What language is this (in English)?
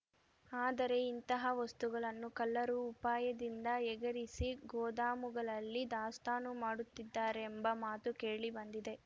Kannada